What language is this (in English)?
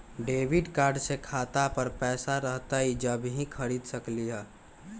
Magahi